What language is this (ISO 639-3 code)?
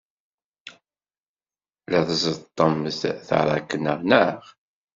kab